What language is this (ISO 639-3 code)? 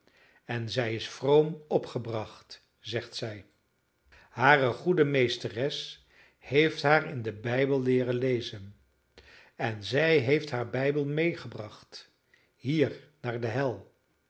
nld